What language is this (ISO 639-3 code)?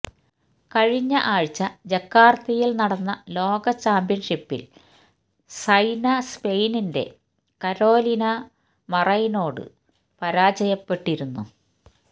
mal